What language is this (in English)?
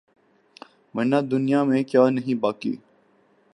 Urdu